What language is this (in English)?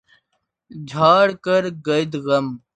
Urdu